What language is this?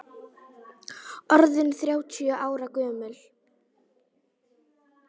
Icelandic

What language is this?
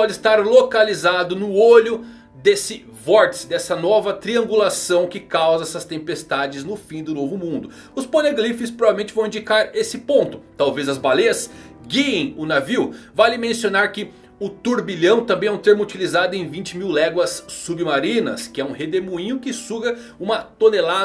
Portuguese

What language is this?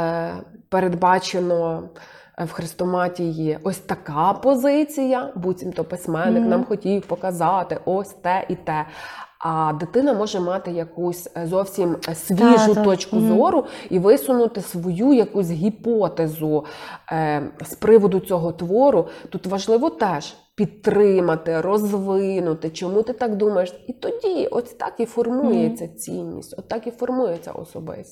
Ukrainian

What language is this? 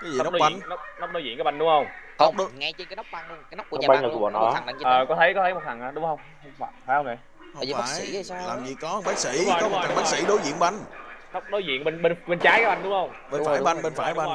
Vietnamese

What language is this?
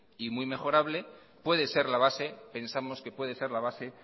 Spanish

